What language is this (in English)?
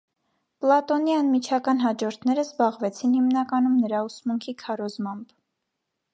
Armenian